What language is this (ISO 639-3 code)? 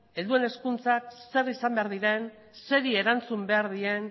eus